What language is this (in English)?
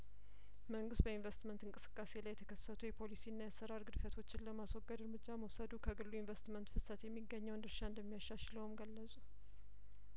Amharic